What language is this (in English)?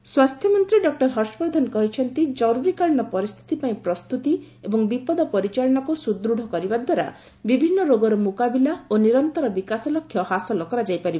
Odia